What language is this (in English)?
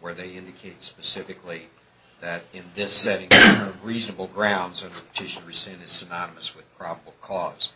English